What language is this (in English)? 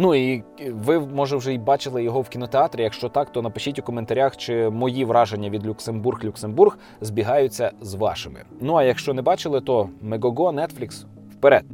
Ukrainian